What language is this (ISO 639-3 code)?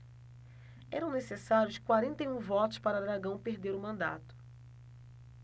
por